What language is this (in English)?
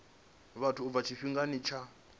Venda